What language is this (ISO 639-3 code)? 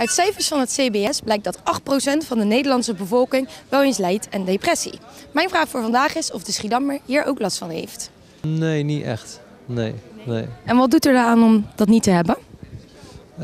nld